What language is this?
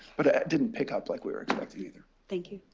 English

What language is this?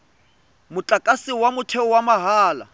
Tswana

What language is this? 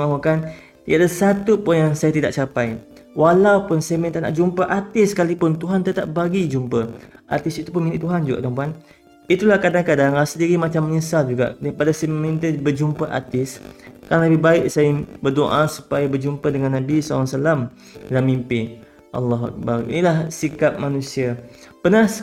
Malay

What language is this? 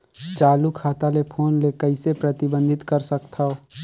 Chhattisgarhi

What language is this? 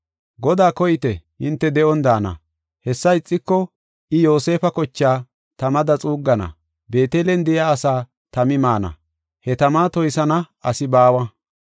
Gofa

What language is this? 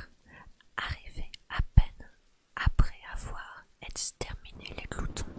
French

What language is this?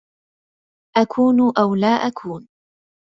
Arabic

